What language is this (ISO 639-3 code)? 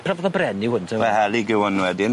cym